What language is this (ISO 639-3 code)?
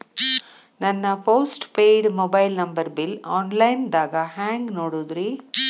kan